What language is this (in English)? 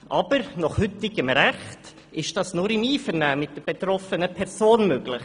Swiss German